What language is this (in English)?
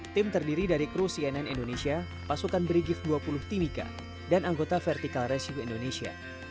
Indonesian